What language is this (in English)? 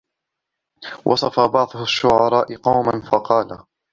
Arabic